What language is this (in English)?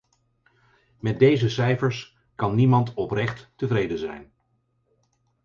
Dutch